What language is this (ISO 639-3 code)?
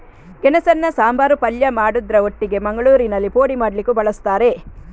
kan